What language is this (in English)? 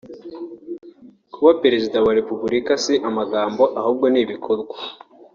Kinyarwanda